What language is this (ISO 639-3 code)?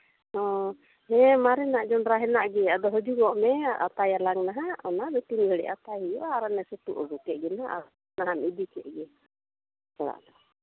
sat